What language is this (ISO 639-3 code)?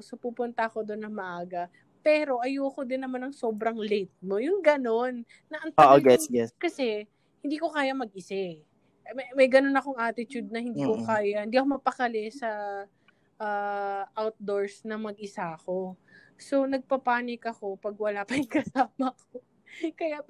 fil